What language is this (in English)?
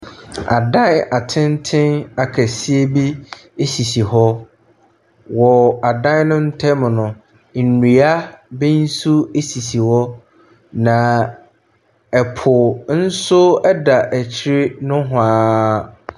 Akan